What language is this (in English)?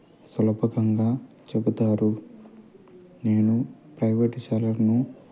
Telugu